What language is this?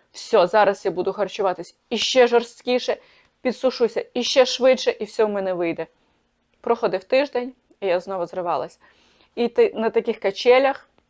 Ukrainian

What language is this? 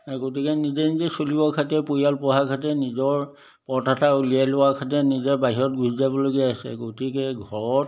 Assamese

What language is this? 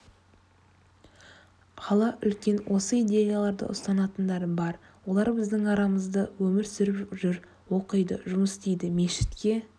Kazakh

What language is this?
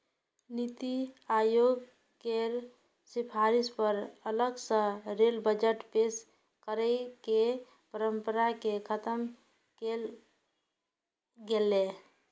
Maithili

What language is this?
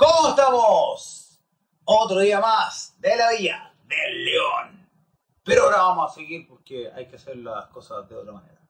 Spanish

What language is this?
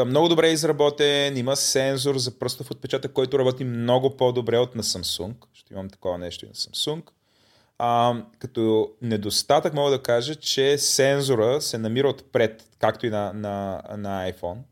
Bulgarian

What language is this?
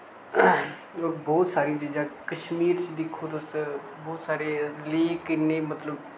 Dogri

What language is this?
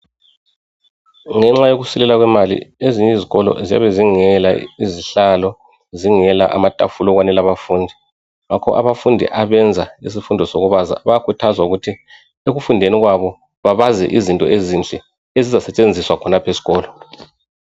North Ndebele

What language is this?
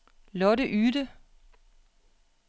Danish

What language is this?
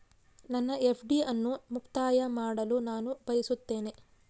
Kannada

